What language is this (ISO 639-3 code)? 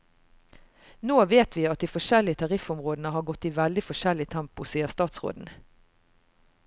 nor